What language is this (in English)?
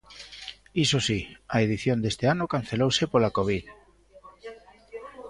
Galician